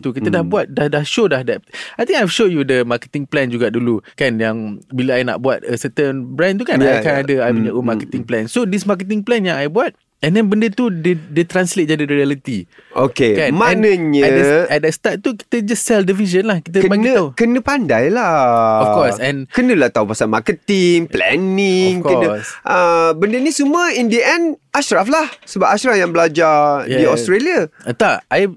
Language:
Malay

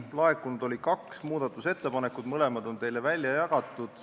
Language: Estonian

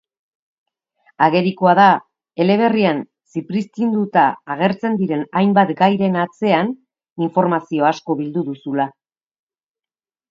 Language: Basque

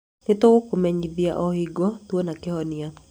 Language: Kikuyu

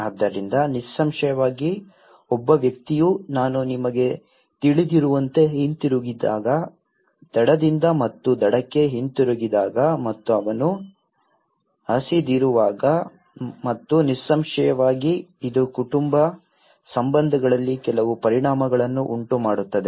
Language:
Kannada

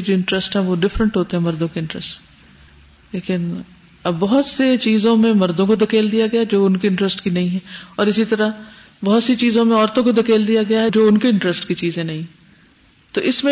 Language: Urdu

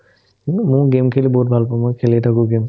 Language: Assamese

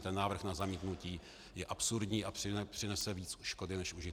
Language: Czech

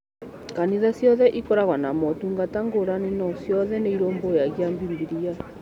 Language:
Kikuyu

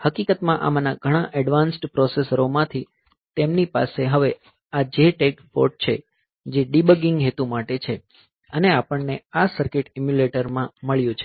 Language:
Gujarati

